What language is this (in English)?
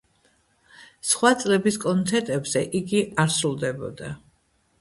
Georgian